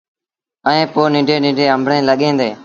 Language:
Sindhi Bhil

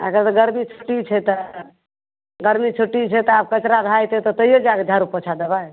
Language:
Maithili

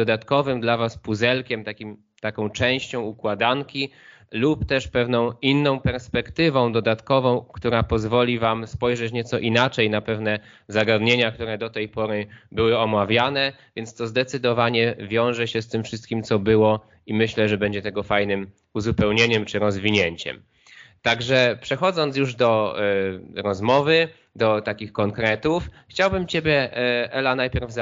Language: Polish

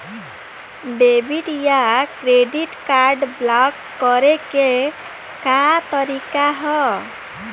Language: Bhojpuri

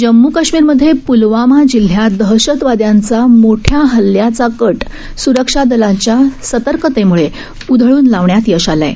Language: Marathi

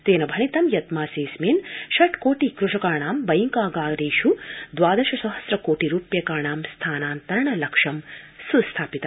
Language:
Sanskrit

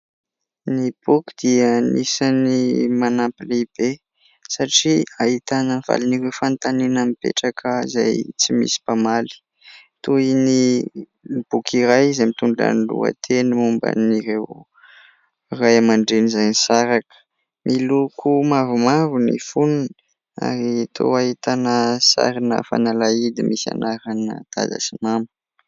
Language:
Malagasy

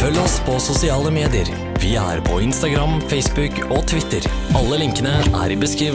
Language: Norwegian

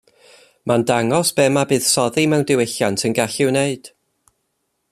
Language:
Welsh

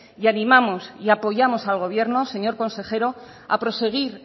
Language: Spanish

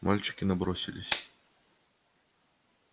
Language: Russian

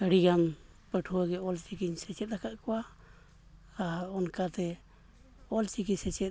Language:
Santali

